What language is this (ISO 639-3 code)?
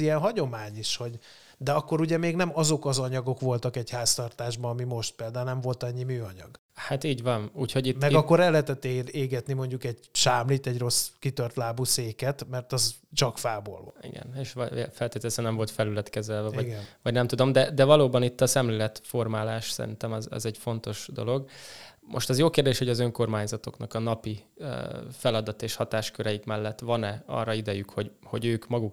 hun